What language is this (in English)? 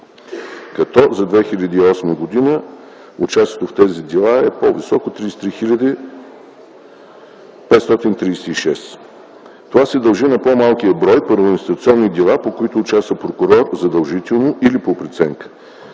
Bulgarian